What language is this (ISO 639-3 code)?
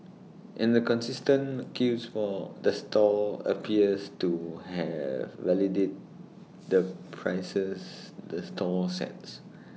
eng